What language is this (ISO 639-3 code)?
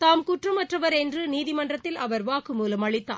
tam